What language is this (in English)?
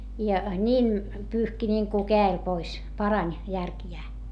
Finnish